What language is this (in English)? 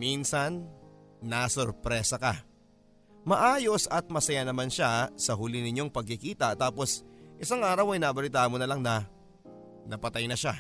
Filipino